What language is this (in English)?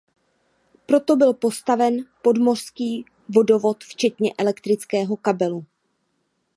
Czech